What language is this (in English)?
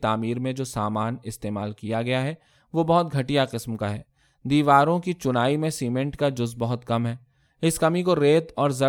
Urdu